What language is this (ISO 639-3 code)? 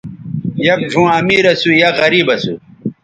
btv